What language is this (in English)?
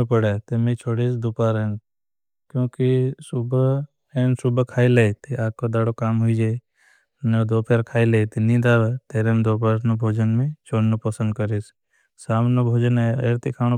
Bhili